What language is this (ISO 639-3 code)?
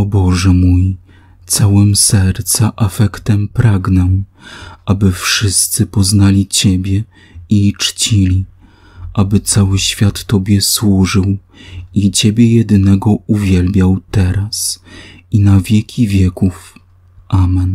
pol